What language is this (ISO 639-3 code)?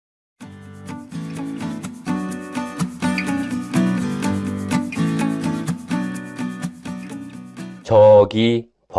kor